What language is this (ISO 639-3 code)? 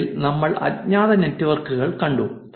mal